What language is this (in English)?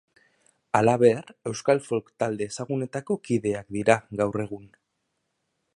Basque